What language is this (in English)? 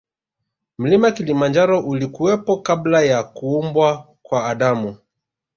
Swahili